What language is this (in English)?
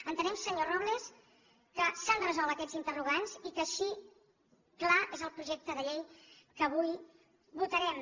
Catalan